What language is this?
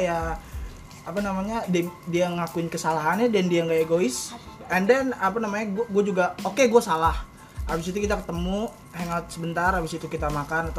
Indonesian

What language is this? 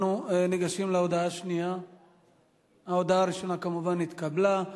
Hebrew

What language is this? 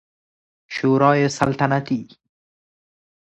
Persian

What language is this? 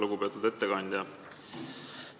Estonian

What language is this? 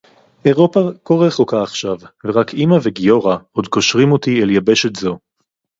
Hebrew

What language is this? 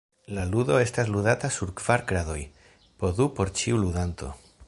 Esperanto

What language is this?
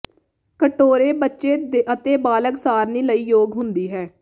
Punjabi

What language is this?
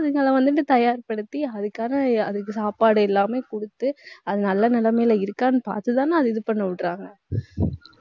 Tamil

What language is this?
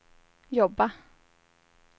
Swedish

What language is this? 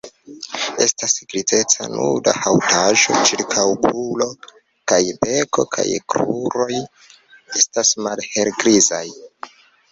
Esperanto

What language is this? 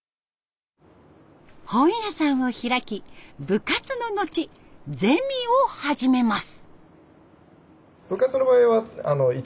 Japanese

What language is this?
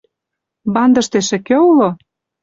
Mari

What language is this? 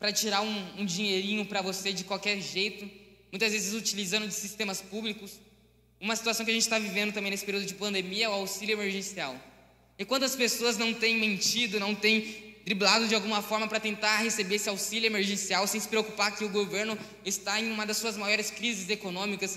Portuguese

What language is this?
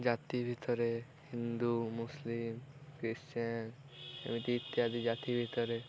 Odia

